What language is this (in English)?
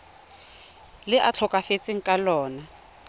Tswana